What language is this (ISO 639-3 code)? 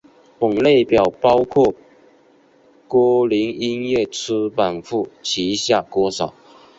zho